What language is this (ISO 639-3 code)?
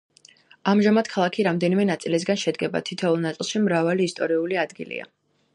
kat